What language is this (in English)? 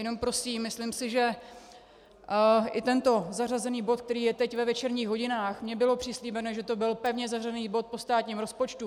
Czech